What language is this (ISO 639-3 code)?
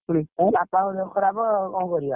ori